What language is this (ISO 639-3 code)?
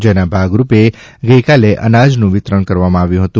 guj